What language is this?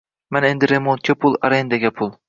Uzbek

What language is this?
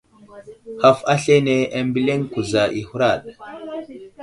Wuzlam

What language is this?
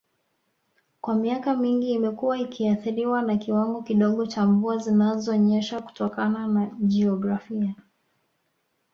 Swahili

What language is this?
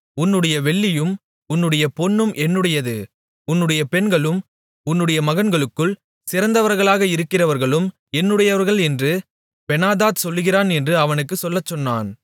Tamil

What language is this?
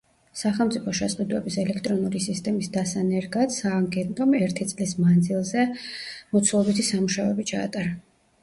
Georgian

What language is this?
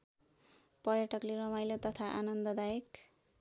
Nepali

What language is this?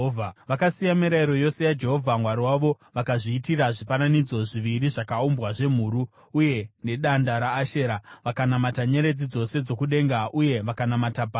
Shona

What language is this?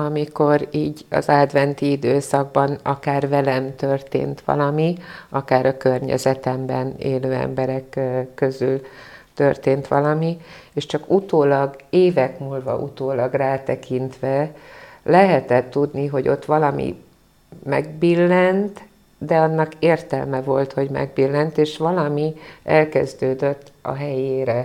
Hungarian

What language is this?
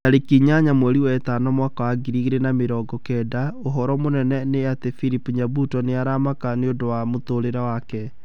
Kikuyu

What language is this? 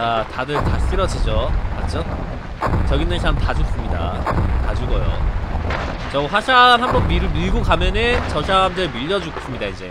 Korean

